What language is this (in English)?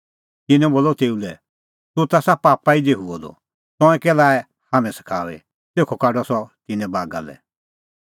Kullu Pahari